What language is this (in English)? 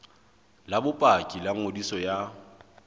Southern Sotho